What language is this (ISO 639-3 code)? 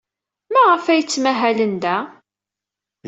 kab